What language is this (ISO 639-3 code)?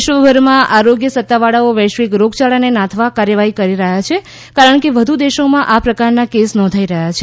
guj